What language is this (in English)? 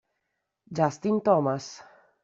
Italian